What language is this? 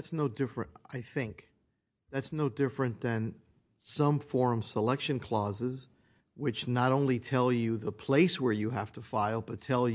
English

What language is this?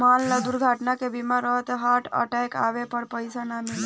Bhojpuri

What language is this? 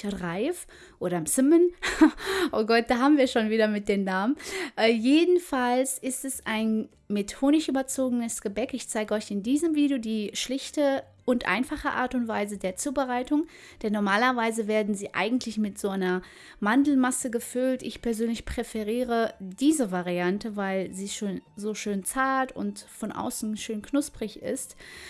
German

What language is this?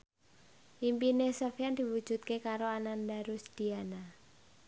Javanese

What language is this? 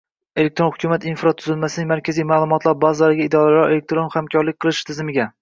Uzbek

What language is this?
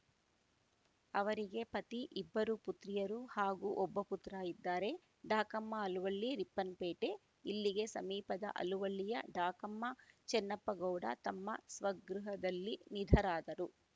Kannada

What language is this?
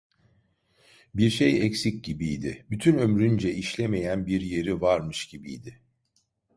Turkish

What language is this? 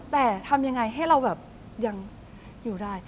Thai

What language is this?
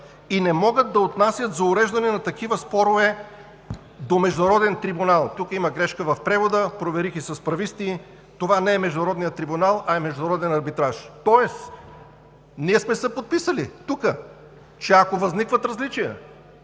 Bulgarian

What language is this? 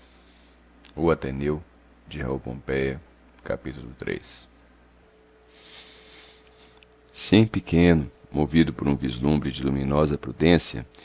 Portuguese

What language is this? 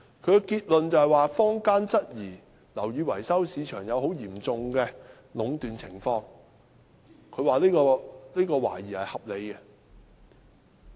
Cantonese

